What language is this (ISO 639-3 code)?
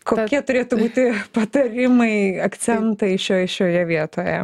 lit